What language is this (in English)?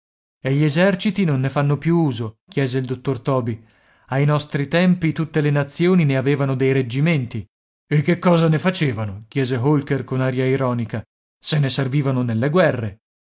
Italian